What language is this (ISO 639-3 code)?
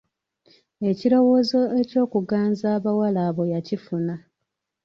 lug